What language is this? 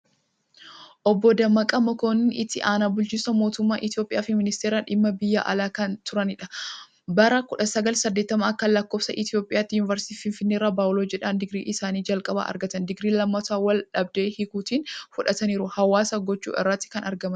Oromo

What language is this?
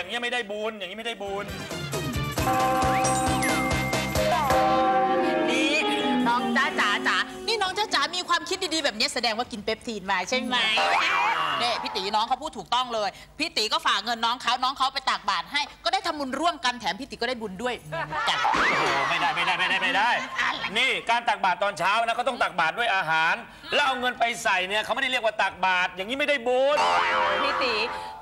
Thai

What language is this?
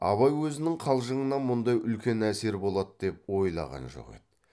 Kazakh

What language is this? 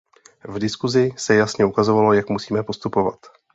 Czech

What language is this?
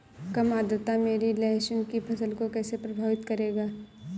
Hindi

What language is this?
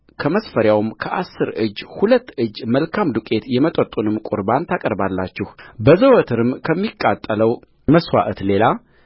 Amharic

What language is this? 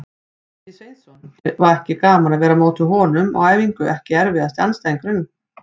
Icelandic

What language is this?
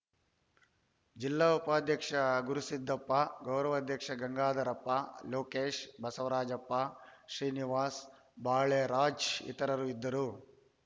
Kannada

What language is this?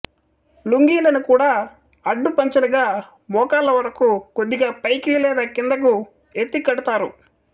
Telugu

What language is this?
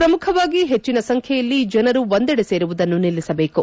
Kannada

